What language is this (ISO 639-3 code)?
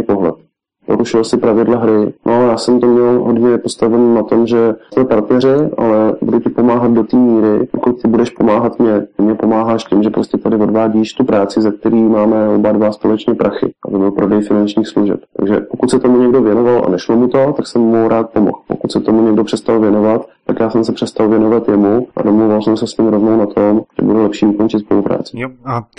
ces